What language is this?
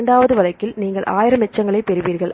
Tamil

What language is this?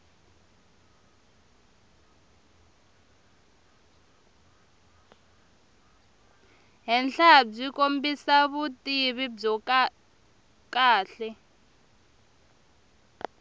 Tsonga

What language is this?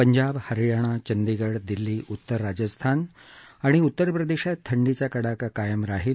Marathi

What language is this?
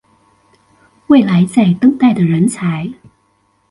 Chinese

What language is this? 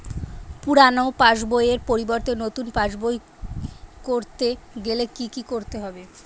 Bangla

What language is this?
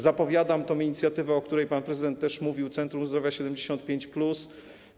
Polish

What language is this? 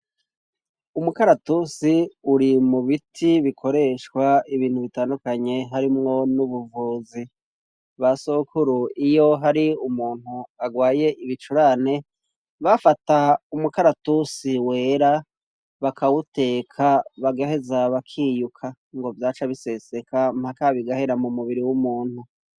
Rundi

